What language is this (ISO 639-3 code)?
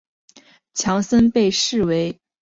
zho